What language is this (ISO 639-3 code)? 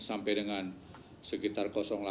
ind